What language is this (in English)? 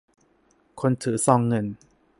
Thai